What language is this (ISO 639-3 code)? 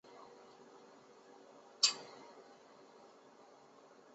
zho